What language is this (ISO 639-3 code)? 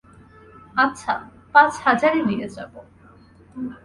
ben